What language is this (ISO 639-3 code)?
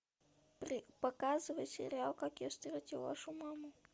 rus